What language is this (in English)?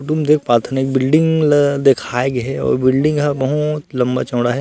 Chhattisgarhi